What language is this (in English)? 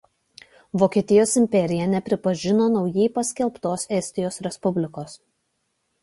Lithuanian